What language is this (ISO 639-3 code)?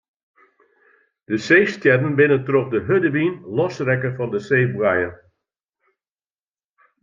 fry